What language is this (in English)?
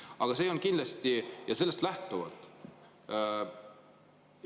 Estonian